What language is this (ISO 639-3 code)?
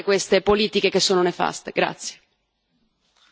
ita